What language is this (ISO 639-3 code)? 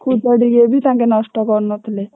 ori